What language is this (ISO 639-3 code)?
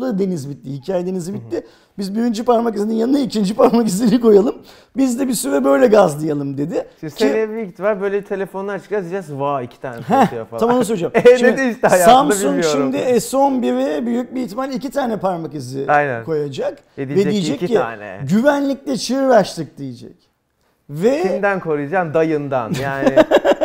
tur